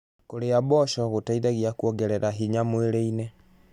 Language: Kikuyu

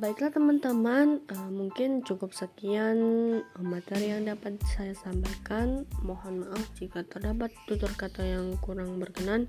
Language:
Indonesian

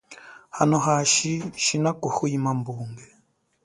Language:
Chokwe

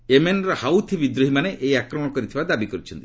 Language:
Odia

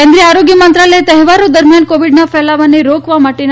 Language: Gujarati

